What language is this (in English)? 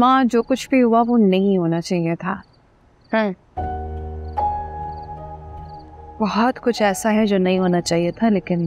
Hindi